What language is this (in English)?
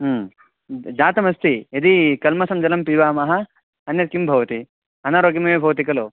Sanskrit